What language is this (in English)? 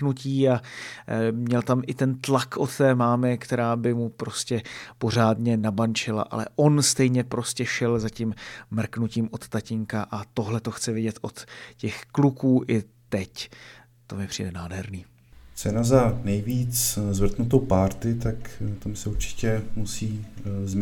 Czech